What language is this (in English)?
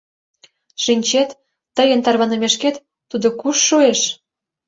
Mari